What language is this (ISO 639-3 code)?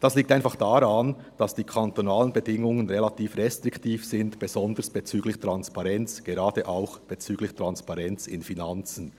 gsw